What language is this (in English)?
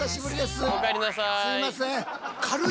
Japanese